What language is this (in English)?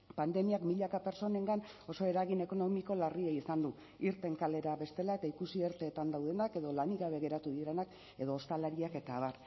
Basque